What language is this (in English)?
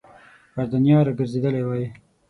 Pashto